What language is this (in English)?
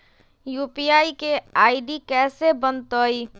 Magahi